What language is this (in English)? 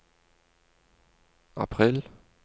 Norwegian